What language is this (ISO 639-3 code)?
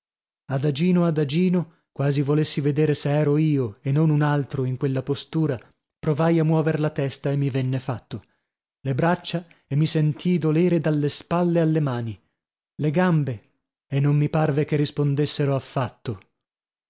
ita